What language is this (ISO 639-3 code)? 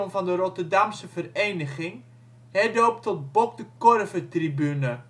nld